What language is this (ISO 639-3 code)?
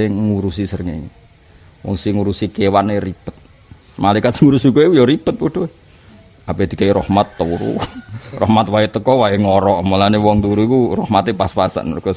ind